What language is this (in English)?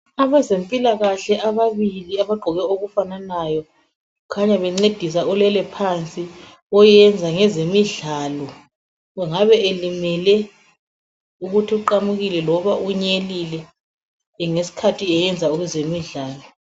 North Ndebele